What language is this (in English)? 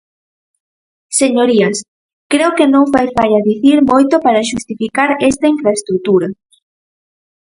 Galician